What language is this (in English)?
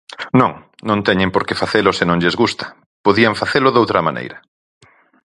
Galician